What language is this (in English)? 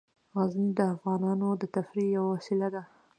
Pashto